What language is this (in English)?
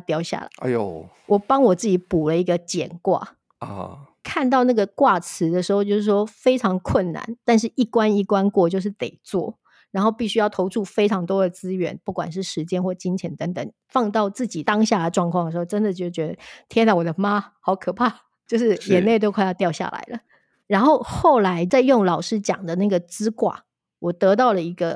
Chinese